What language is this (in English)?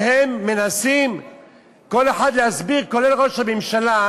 Hebrew